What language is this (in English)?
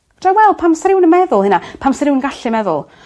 Welsh